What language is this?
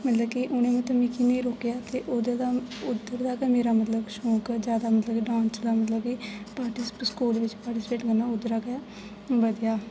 Dogri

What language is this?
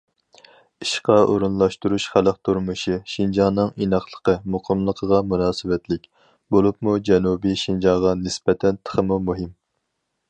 Uyghur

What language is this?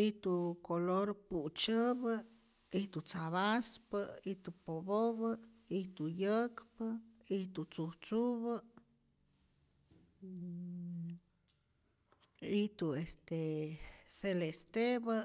Rayón Zoque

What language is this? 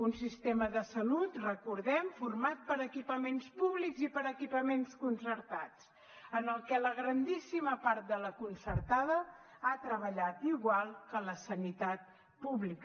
Catalan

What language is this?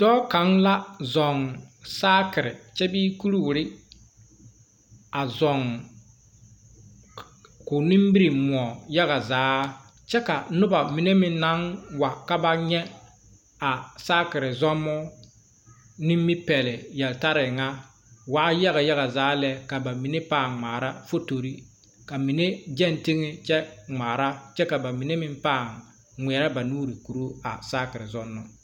Southern Dagaare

